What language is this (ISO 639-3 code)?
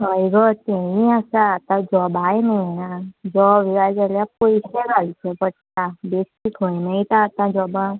kok